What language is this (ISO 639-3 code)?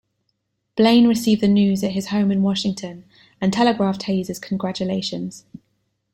eng